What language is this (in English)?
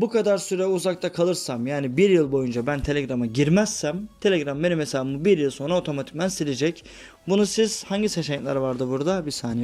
Turkish